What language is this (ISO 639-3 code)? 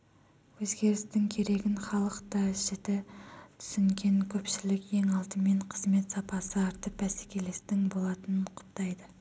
kaz